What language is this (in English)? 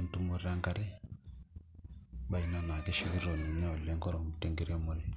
Masai